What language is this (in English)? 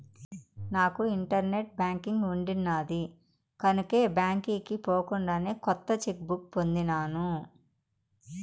Telugu